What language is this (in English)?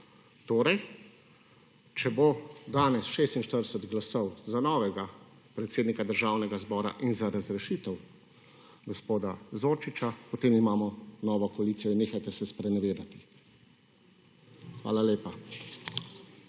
Slovenian